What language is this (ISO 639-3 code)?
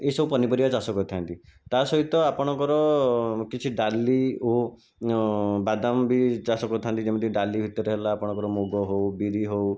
ori